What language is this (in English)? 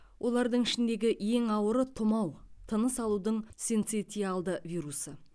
Kazakh